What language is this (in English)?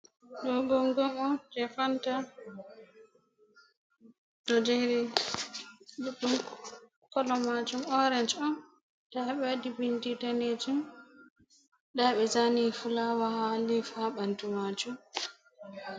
Fula